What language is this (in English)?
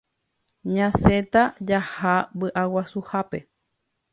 Guarani